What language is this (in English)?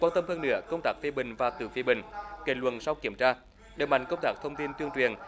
Vietnamese